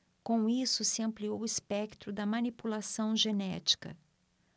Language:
Portuguese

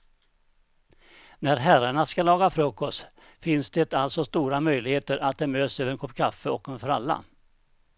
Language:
Swedish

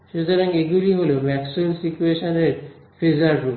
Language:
Bangla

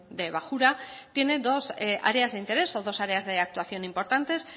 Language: Spanish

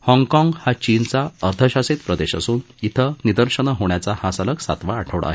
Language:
Marathi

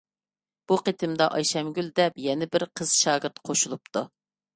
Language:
Uyghur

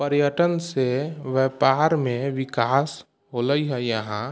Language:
Maithili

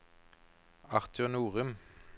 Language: Norwegian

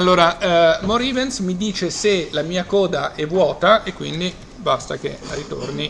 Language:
Italian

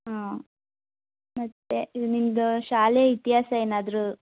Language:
Kannada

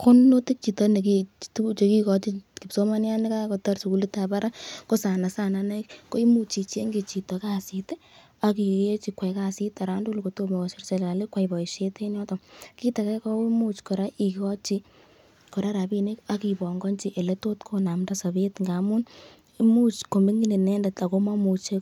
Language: Kalenjin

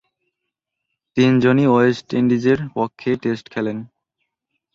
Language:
Bangla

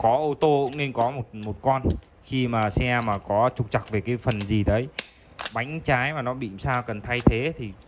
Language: Vietnamese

